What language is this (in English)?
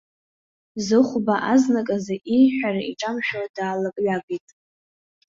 Abkhazian